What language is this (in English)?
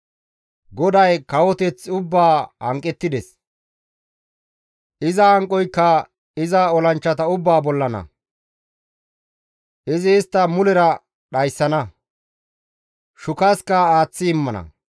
Gamo